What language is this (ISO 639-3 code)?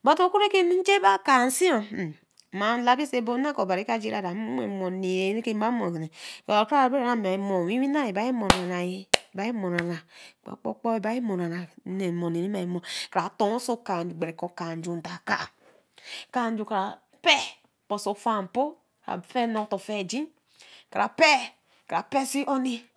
elm